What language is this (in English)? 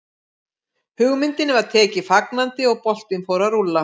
Icelandic